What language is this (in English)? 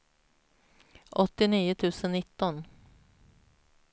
Swedish